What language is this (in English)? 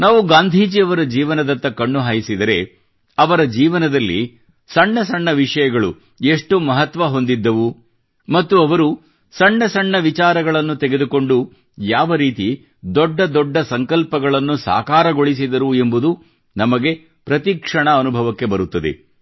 Kannada